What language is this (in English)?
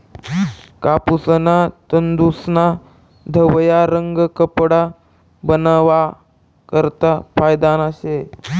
Marathi